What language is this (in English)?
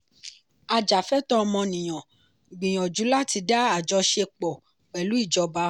Yoruba